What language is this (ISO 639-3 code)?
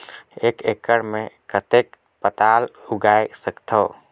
hne